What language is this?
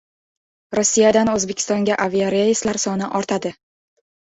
Uzbek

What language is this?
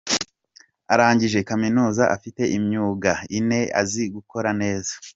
Kinyarwanda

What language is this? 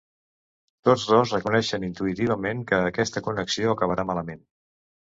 Catalan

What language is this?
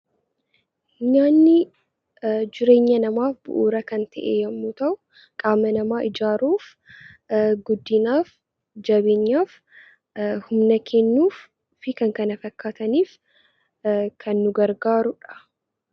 Oromo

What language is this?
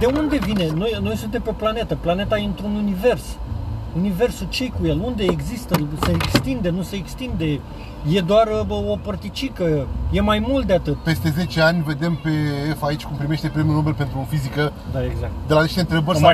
Romanian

